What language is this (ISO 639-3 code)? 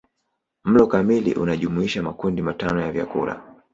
swa